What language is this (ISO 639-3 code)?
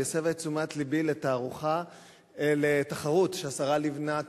heb